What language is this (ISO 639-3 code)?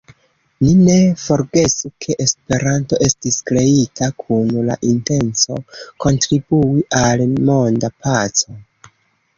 epo